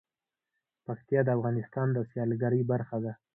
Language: Pashto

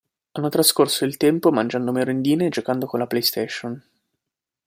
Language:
Italian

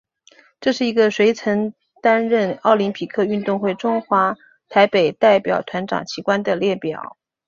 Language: Chinese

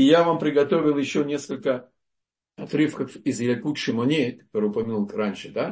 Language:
Russian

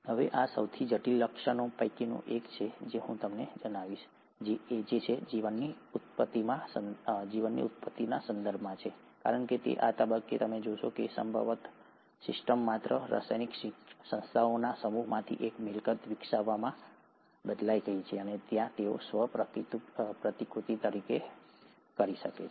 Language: Gujarati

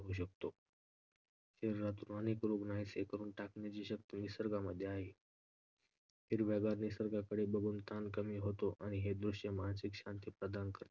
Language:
Marathi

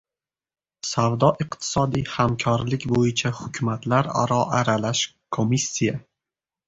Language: Uzbek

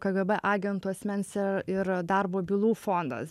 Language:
Lithuanian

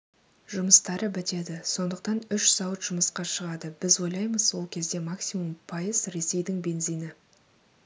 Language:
Kazakh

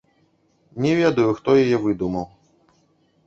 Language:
Belarusian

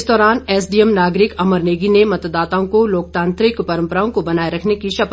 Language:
Hindi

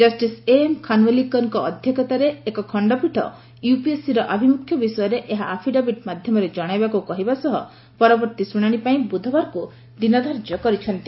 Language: Odia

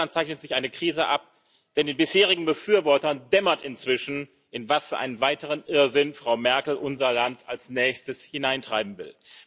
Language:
German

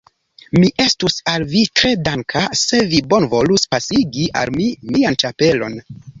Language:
Esperanto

